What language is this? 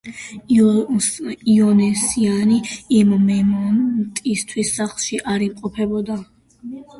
Georgian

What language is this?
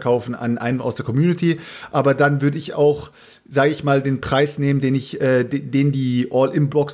German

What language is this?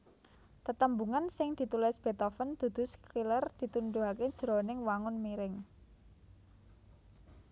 Javanese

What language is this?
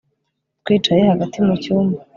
Kinyarwanda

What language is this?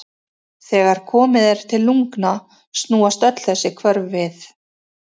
Icelandic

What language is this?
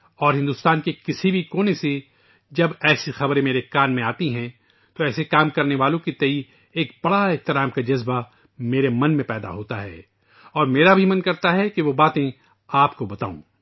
Urdu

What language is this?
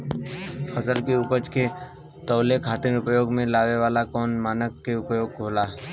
Bhojpuri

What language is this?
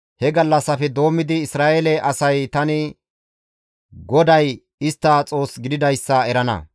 Gamo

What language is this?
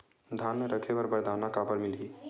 Chhattisgarhi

